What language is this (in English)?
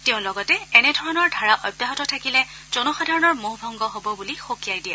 Assamese